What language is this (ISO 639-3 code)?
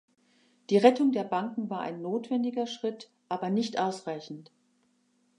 deu